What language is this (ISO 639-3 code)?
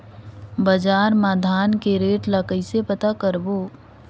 hne